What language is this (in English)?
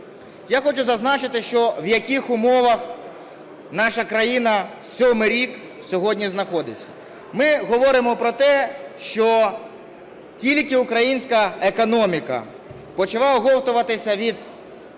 Ukrainian